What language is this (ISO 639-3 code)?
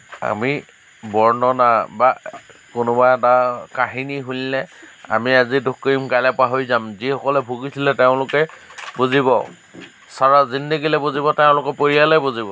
asm